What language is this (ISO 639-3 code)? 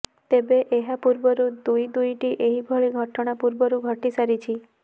ori